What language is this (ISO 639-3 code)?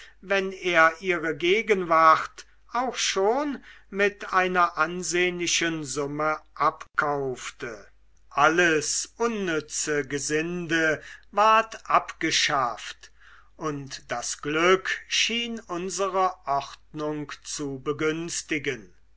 deu